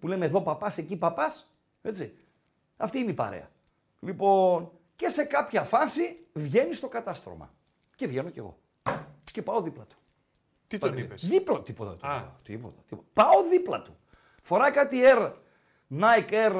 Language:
Greek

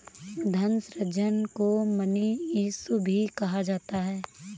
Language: Hindi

